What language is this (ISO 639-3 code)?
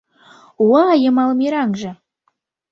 chm